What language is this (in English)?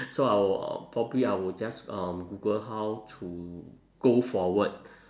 English